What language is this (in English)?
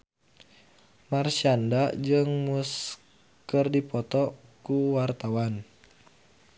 Sundanese